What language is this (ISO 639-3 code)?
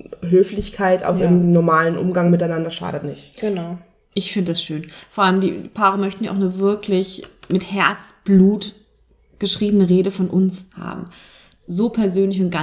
deu